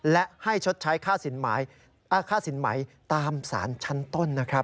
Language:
Thai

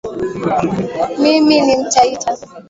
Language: Swahili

